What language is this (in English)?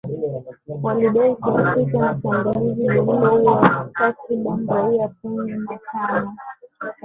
Swahili